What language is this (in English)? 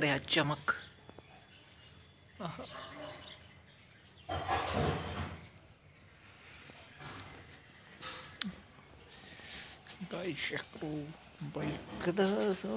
Romanian